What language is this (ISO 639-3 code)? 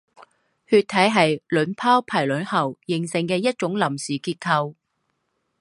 zho